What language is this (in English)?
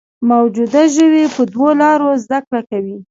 Pashto